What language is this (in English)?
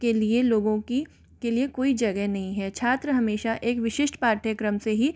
Hindi